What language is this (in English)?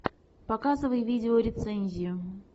Russian